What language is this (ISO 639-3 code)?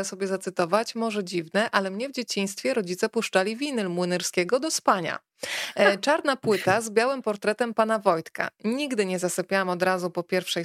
pol